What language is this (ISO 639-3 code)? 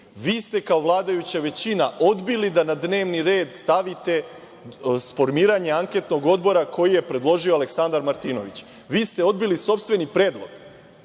srp